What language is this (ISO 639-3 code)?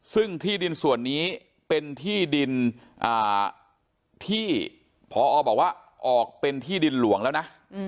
tha